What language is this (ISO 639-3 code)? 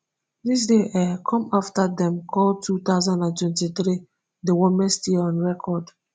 pcm